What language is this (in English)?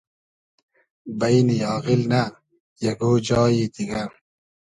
Hazaragi